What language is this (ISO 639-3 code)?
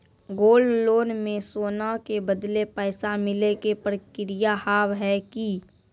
mai